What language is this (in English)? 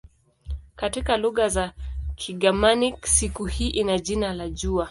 Swahili